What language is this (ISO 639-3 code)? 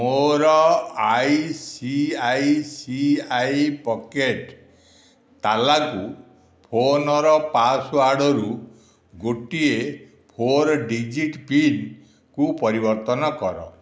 ori